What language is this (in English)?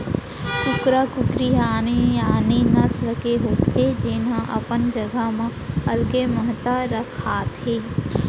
Chhattisgarhi